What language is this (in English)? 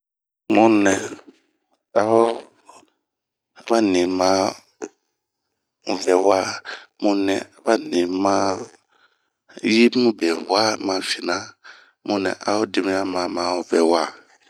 Bomu